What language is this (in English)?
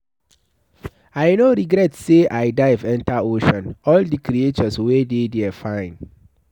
Nigerian Pidgin